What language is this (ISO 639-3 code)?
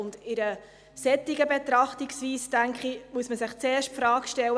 gsw